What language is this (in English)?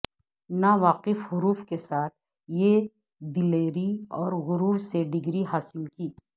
Urdu